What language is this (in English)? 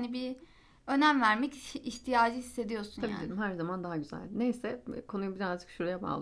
Turkish